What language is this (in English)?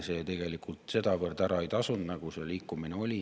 Estonian